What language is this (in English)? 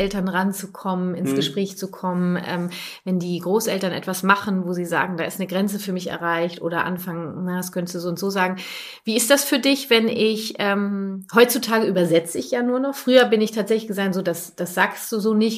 German